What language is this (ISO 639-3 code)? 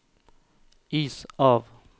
nor